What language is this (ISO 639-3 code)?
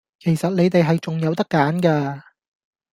yue